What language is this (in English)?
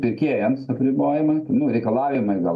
Lithuanian